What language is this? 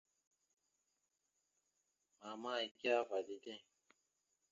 Mada (Cameroon)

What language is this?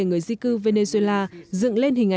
Vietnamese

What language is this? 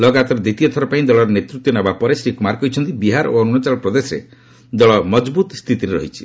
Odia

